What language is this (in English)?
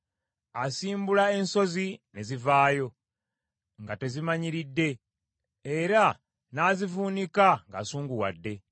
Ganda